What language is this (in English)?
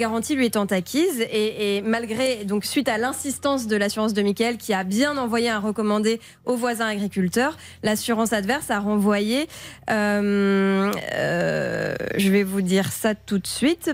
French